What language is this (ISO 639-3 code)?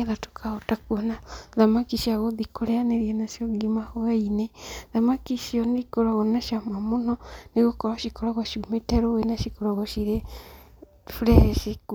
kik